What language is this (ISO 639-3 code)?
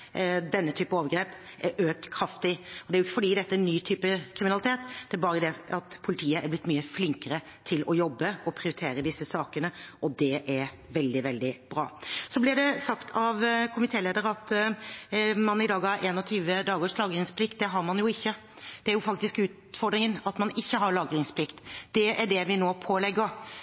nob